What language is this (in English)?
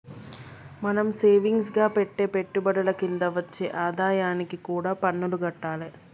Telugu